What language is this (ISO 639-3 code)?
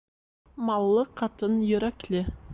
bak